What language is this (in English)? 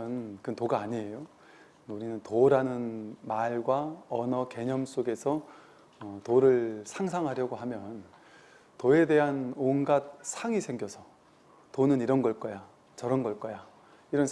Korean